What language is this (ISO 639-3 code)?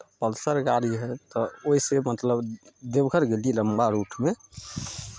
mai